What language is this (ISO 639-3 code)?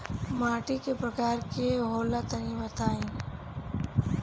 bho